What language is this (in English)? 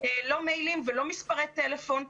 Hebrew